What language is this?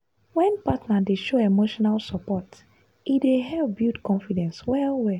Nigerian Pidgin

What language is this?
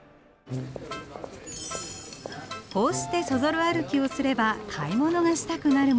Japanese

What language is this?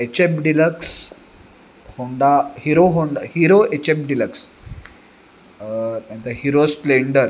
Marathi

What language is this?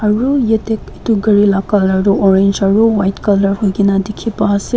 Naga Pidgin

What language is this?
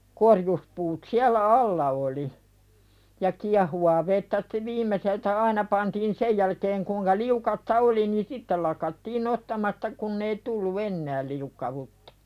Finnish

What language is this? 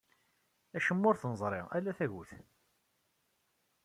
Kabyle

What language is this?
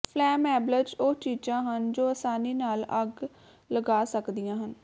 Punjabi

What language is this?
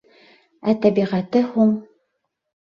Bashkir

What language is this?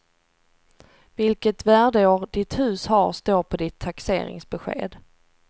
Swedish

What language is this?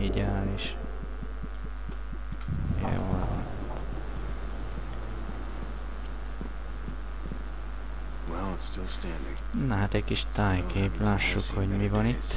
Hungarian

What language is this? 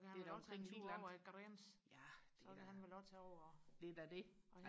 Danish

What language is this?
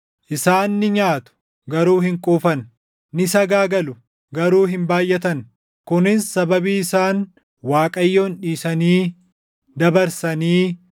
Oromo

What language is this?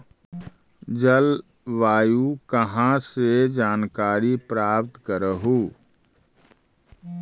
Magahi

